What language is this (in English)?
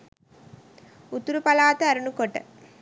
Sinhala